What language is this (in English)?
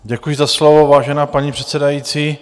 Czech